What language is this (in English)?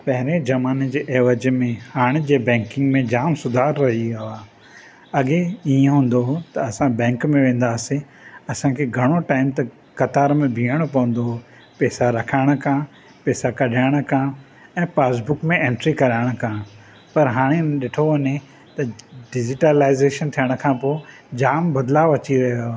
Sindhi